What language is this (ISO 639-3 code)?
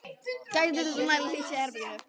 isl